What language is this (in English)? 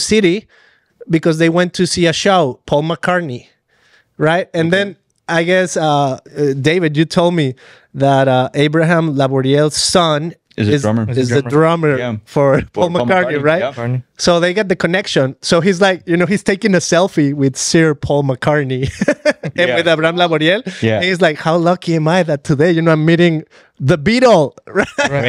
English